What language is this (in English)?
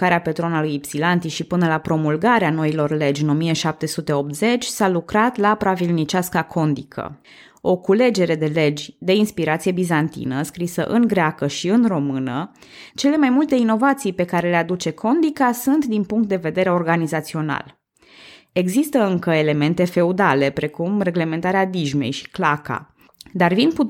Romanian